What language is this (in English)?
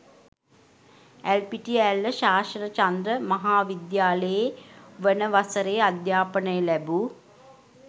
Sinhala